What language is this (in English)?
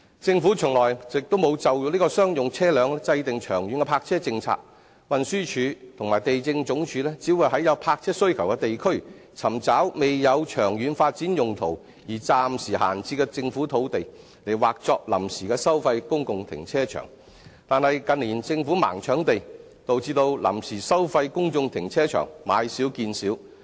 Cantonese